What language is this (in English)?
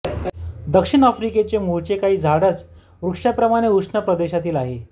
Marathi